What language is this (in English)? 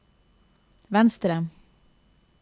Norwegian